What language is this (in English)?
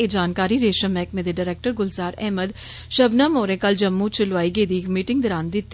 Dogri